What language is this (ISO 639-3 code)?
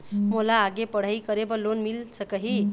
hne